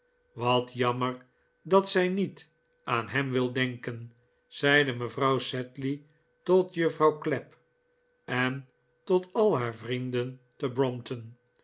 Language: Dutch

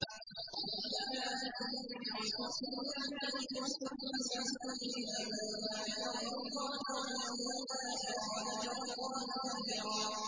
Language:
Arabic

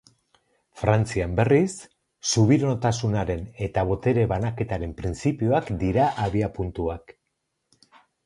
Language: Basque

